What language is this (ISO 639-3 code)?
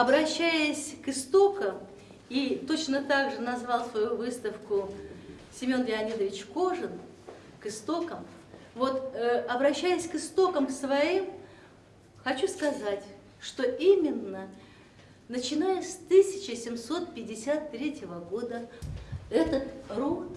rus